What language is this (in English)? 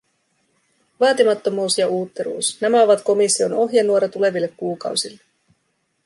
Finnish